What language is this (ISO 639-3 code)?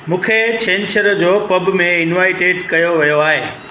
snd